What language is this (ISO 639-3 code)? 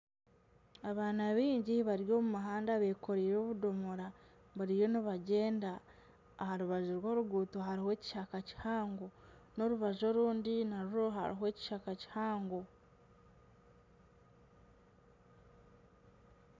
nyn